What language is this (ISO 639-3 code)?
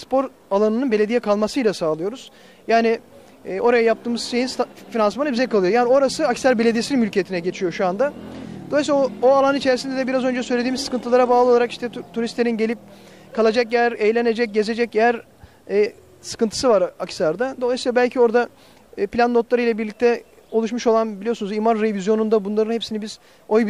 tur